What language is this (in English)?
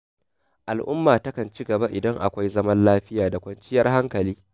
Hausa